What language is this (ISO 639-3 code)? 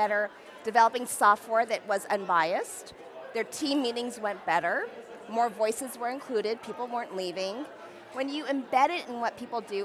eng